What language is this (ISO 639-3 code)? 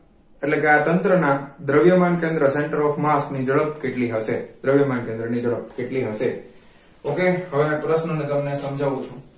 guj